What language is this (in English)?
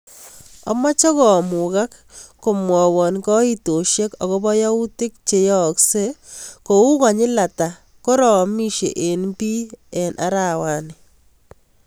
Kalenjin